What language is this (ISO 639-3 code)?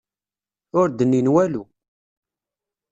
kab